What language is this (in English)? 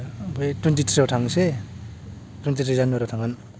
Bodo